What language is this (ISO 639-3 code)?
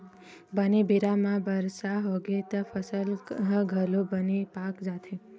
hne